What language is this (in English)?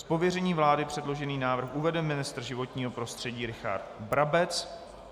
Czech